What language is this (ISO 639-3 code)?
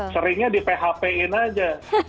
ind